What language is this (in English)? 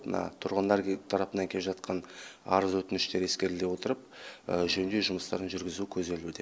Kazakh